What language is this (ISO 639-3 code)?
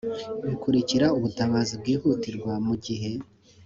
kin